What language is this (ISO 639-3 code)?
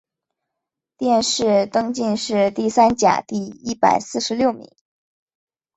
zho